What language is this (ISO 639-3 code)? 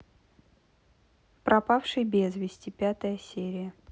rus